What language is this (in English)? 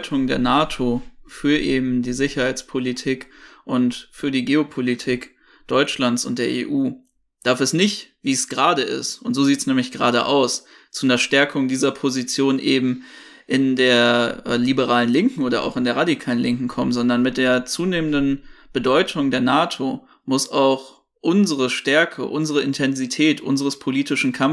German